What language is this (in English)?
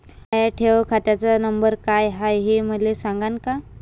Marathi